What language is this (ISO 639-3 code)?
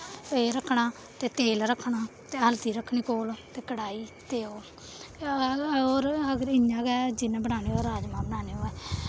doi